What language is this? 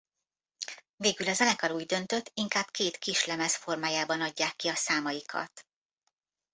Hungarian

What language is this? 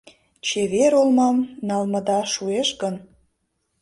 Mari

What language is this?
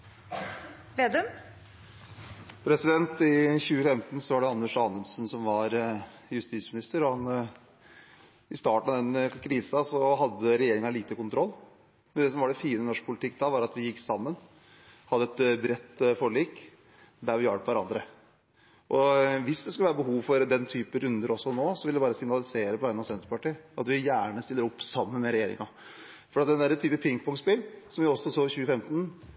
Norwegian Bokmål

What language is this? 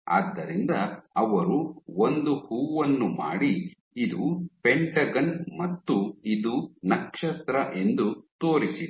Kannada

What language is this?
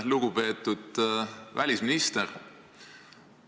Estonian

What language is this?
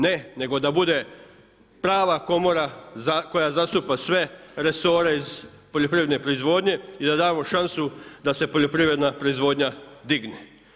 Croatian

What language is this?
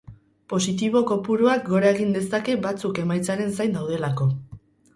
Basque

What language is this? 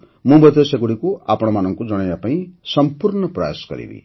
Odia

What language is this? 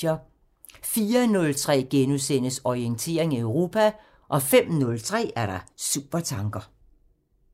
Danish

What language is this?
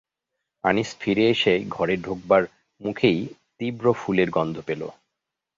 Bangla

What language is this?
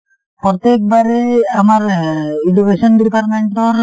Assamese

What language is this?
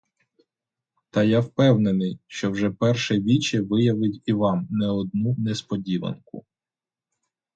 Ukrainian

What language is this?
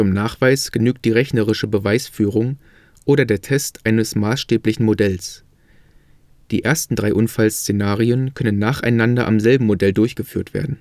German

